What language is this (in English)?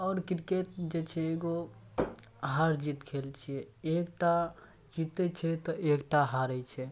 Maithili